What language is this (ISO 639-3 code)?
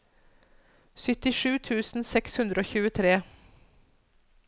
nor